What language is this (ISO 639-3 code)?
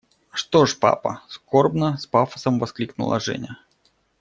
rus